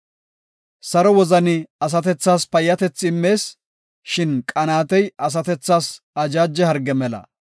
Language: Gofa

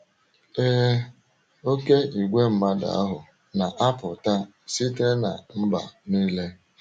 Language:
Igbo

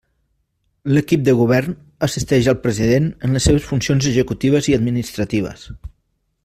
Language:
Catalan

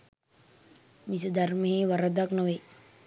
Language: Sinhala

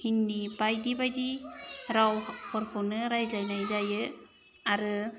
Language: Bodo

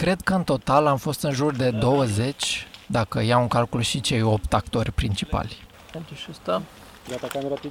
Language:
Romanian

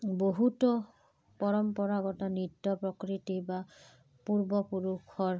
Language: Assamese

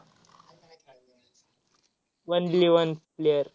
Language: Marathi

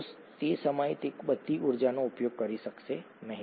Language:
Gujarati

